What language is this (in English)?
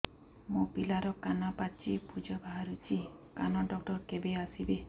Odia